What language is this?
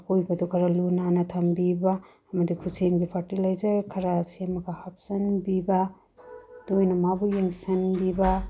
Manipuri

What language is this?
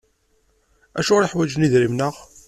Kabyle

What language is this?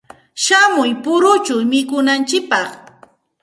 Santa Ana de Tusi Pasco Quechua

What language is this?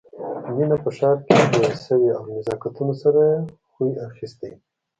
Pashto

